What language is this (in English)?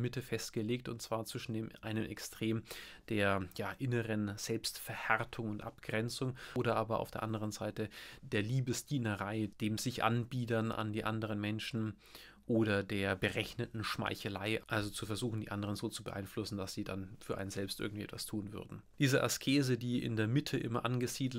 German